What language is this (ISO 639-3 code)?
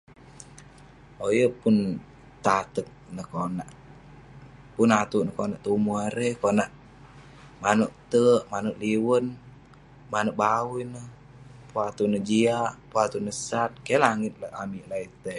pne